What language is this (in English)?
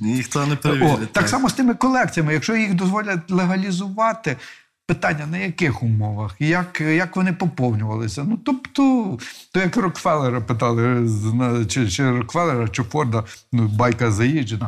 Ukrainian